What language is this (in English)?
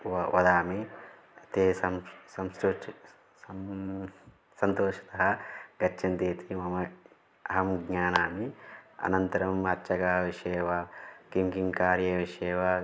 Sanskrit